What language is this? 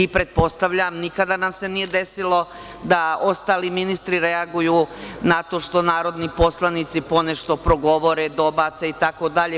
Serbian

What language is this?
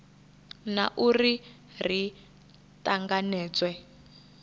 Venda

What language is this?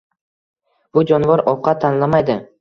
Uzbek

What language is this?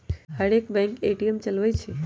Magahi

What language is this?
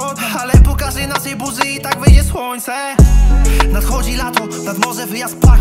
Polish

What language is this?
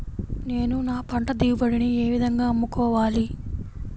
Telugu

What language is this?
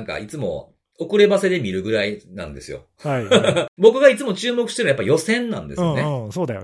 Japanese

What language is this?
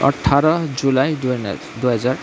Nepali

